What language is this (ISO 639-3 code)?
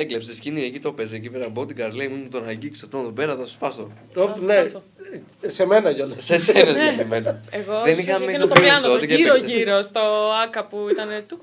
ell